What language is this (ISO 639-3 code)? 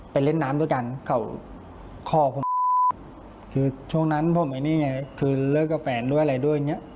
tha